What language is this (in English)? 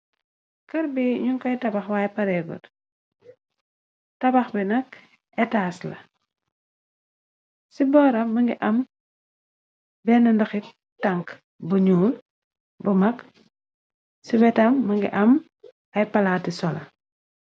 Wolof